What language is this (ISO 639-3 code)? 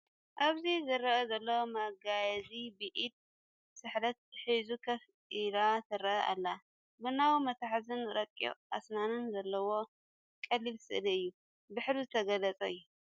tir